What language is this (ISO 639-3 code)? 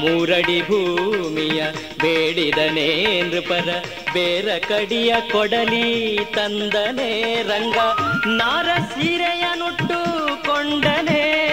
kan